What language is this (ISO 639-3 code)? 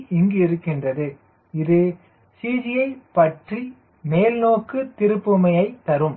tam